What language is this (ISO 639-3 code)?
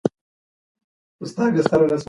pus